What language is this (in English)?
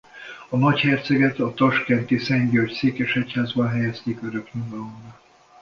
Hungarian